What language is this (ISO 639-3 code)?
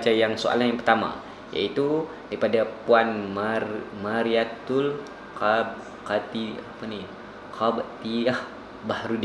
msa